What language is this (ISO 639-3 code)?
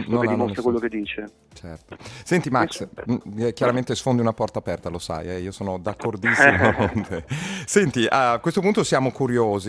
ita